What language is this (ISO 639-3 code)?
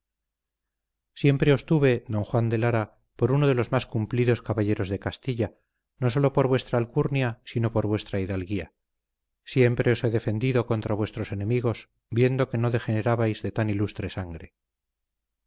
spa